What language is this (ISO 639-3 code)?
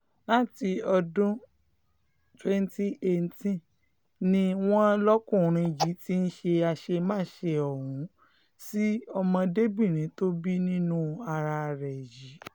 yor